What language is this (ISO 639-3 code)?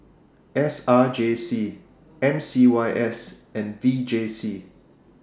eng